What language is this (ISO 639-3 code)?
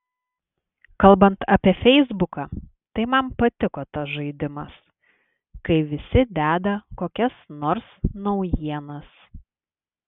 lit